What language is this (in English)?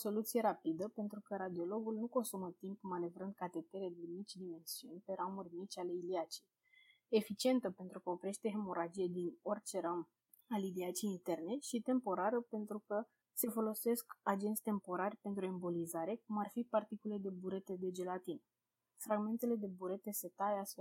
Romanian